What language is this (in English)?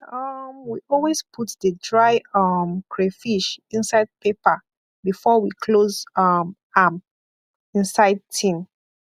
Nigerian Pidgin